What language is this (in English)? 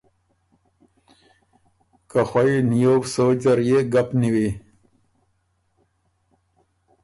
Ormuri